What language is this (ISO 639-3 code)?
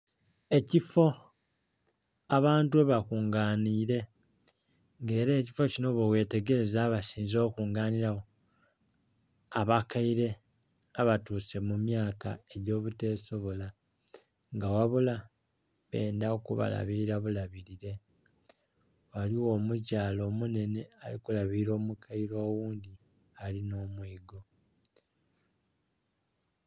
xog